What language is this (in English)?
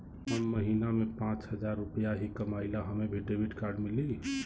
Bhojpuri